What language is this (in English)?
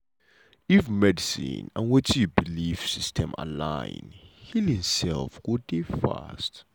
Nigerian Pidgin